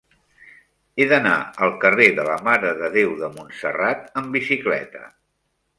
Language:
Catalan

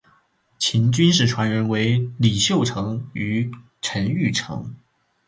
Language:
Chinese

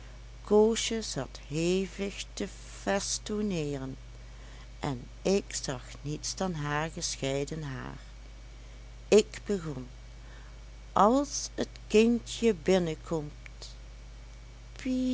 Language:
Dutch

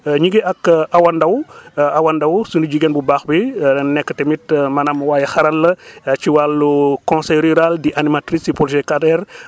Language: Wolof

